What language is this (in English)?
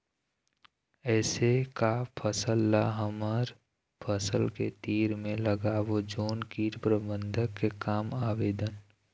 Chhattisgarhi